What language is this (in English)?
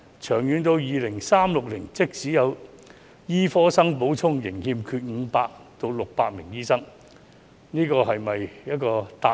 Cantonese